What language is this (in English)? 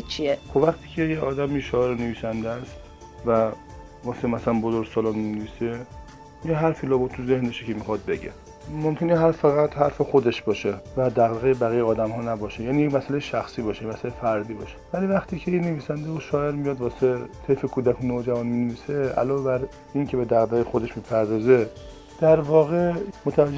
Persian